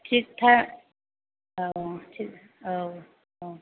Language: Bodo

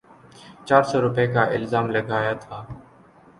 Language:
Urdu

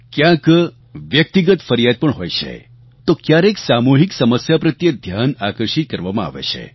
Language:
Gujarati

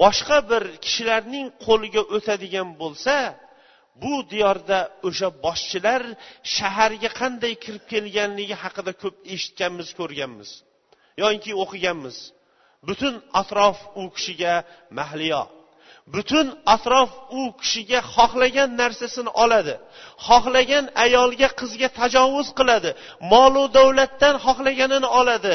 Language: Bulgarian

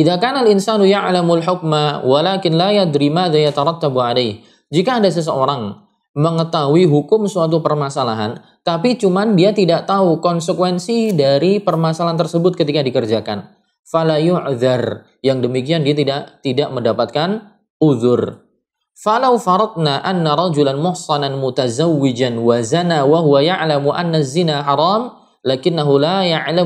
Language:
Indonesian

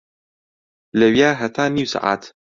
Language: Central Kurdish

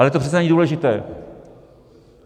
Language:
Czech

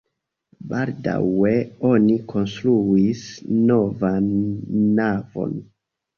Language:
Esperanto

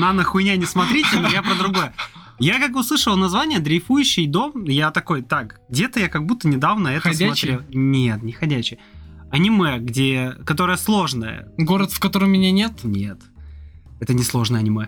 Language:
Russian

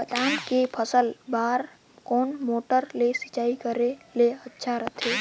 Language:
Chhattisgarhi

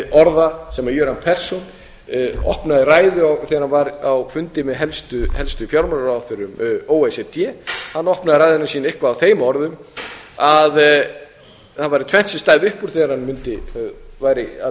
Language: Icelandic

